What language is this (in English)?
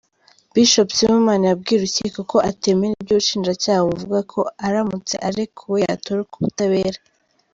Kinyarwanda